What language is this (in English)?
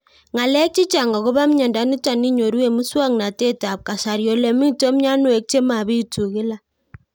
Kalenjin